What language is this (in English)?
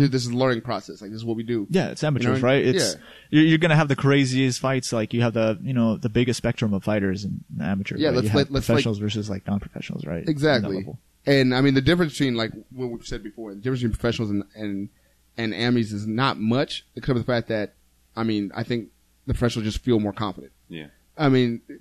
English